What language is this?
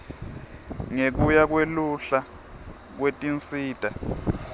Swati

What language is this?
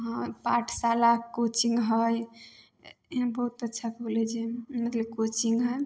Maithili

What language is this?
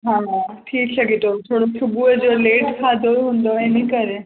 Sindhi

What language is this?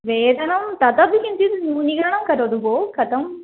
Sanskrit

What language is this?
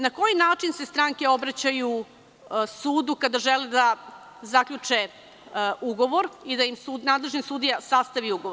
Serbian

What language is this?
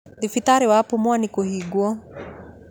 Kikuyu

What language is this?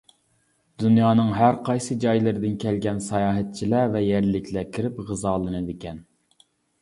Uyghur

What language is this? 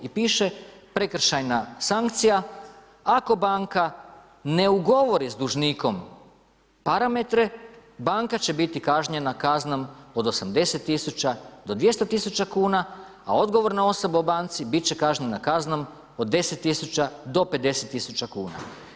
Croatian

